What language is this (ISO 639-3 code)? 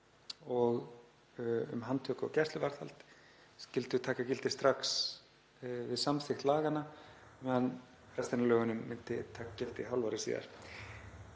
isl